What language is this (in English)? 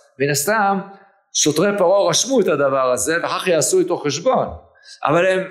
Hebrew